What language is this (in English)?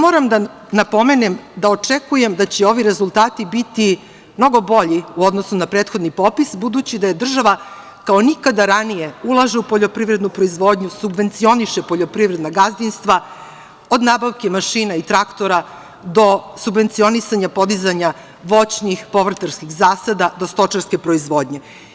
Serbian